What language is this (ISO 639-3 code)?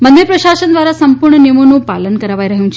guj